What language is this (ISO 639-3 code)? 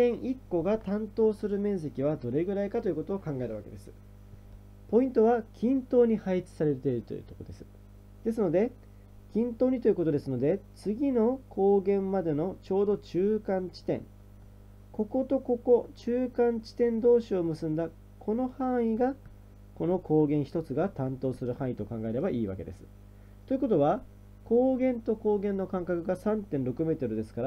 jpn